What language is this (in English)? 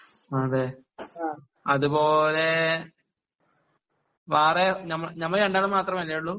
Malayalam